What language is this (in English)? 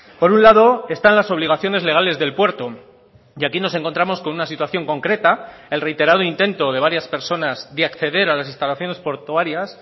Spanish